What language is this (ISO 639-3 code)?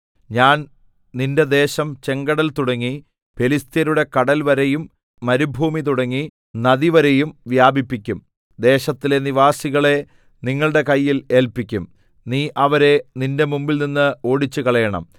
mal